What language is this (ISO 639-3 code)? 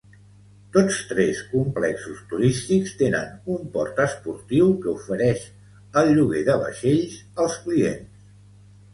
cat